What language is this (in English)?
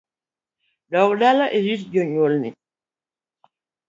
Luo (Kenya and Tanzania)